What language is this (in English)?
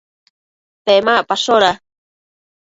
Matsés